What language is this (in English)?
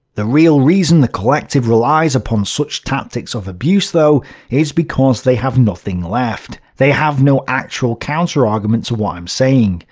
English